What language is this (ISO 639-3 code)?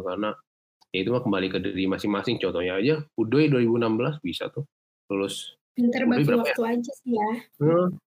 ind